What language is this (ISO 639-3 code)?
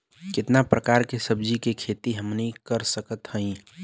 bho